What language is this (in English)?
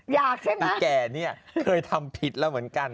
Thai